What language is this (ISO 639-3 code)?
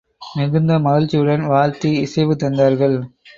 tam